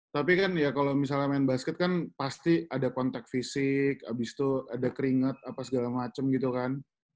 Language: Indonesian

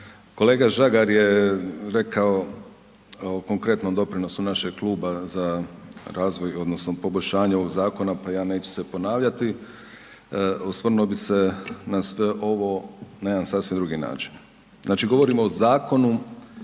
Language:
Croatian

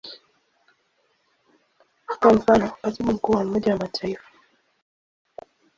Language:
Swahili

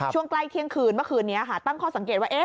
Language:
Thai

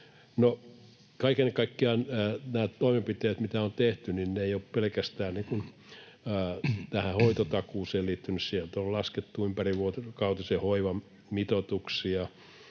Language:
Finnish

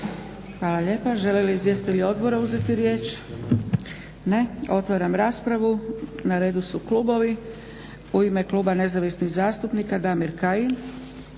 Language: Croatian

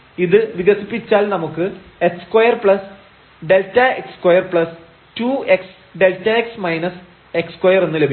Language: Malayalam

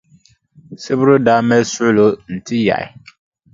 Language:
Dagbani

